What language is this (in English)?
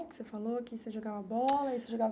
Portuguese